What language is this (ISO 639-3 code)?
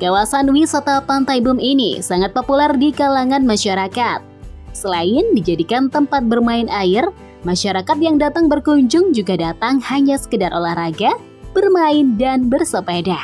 ind